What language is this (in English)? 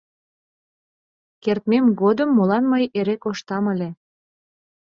Mari